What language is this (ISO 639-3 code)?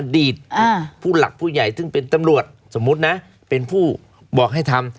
tha